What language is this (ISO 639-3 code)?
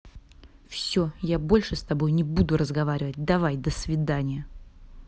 rus